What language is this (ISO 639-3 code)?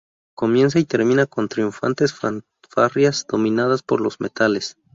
spa